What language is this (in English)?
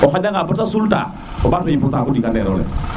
Serer